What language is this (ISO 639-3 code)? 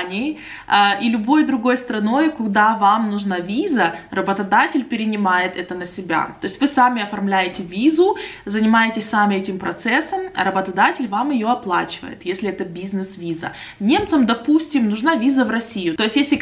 rus